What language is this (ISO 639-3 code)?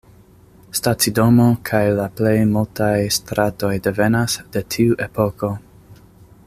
epo